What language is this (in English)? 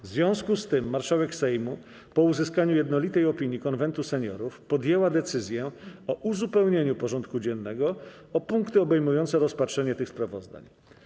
Polish